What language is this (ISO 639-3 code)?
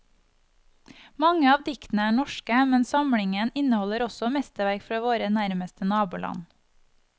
nor